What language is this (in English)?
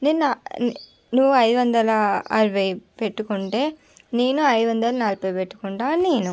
Telugu